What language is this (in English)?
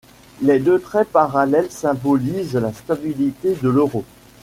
French